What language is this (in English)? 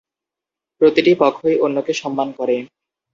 Bangla